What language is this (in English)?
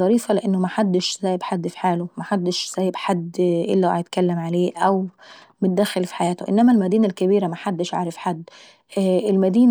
Saidi Arabic